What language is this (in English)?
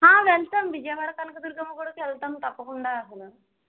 Telugu